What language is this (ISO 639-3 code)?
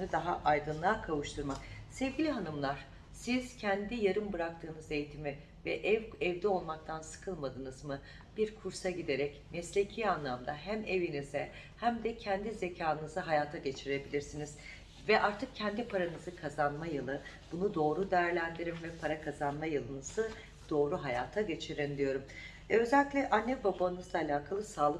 tur